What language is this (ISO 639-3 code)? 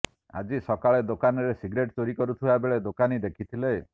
ori